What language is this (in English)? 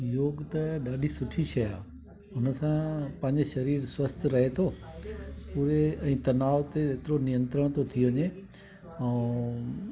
Sindhi